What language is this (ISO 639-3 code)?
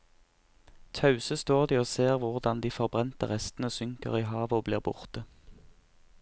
nor